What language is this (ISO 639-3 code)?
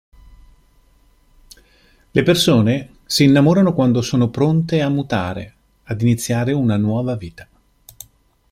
ita